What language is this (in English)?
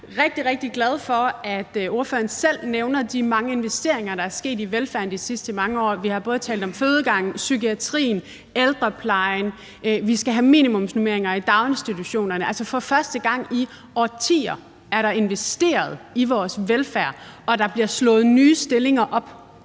Danish